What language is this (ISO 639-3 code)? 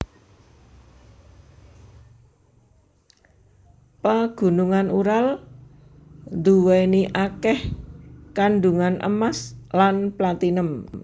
jav